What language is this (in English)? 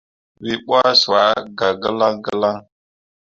Mundang